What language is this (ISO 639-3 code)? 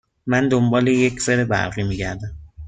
fas